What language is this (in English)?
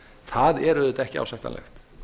Icelandic